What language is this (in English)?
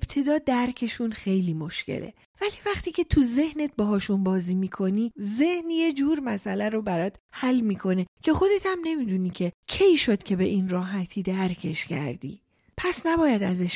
Persian